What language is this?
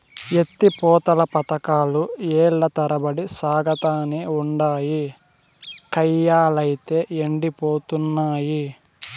Telugu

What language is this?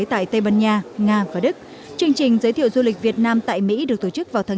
Vietnamese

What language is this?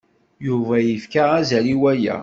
Kabyle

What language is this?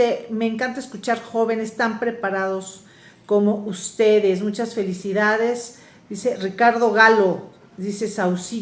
Spanish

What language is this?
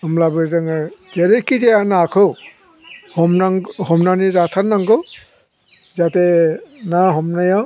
Bodo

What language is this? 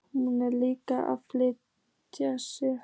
Icelandic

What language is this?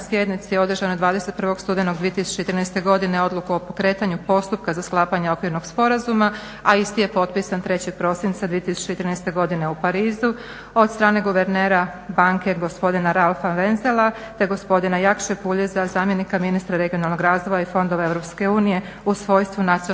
Croatian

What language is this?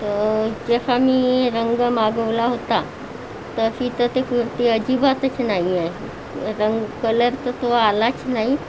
Marathi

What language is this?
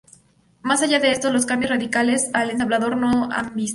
Spanish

